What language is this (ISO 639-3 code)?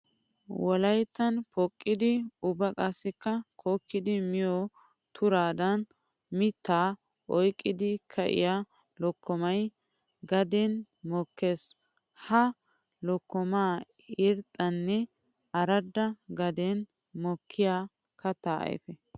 wal